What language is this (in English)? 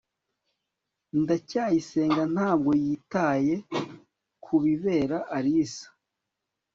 Kinyarwanda